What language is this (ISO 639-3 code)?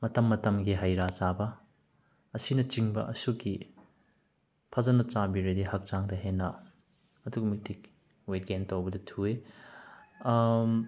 mni